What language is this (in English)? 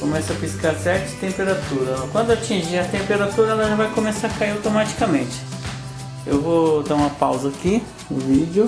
Portuguese